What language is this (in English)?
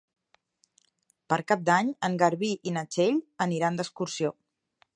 Catalan